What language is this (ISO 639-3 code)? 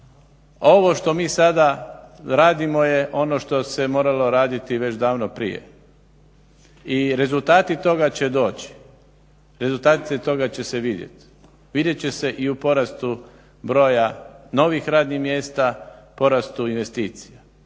hrv